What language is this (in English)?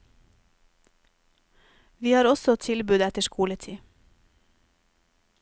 Norwegian